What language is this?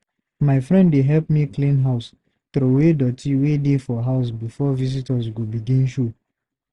Nigerian Pidgin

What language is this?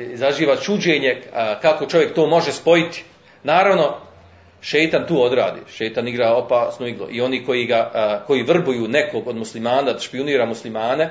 Croatian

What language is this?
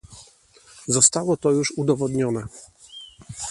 Polish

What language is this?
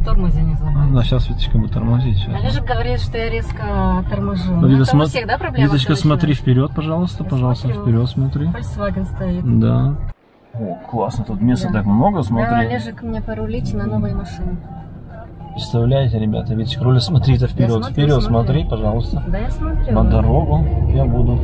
Russian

